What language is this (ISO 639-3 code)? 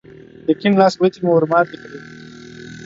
pus